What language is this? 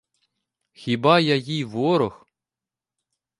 Ukrainian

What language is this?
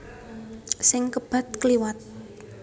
Javanese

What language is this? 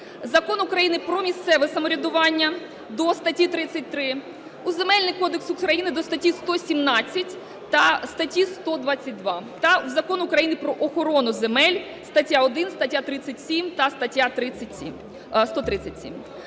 Ukrainian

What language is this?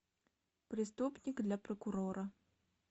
Russian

